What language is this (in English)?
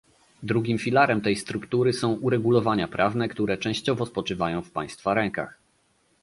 Polish